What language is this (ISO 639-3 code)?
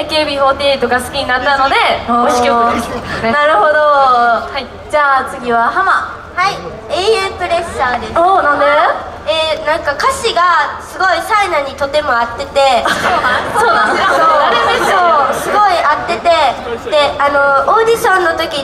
jpn